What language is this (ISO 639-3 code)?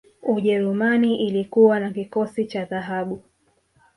swa